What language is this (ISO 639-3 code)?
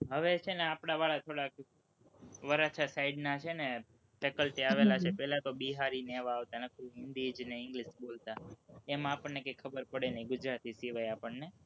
guj